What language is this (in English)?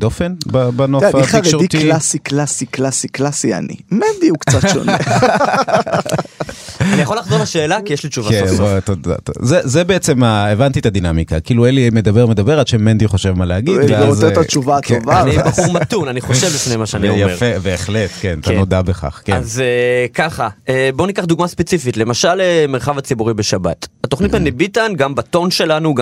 Hebrew